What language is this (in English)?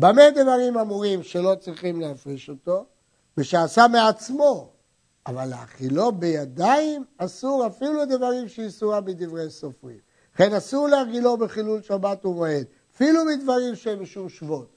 Hebrew